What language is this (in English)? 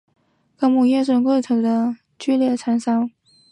Chinese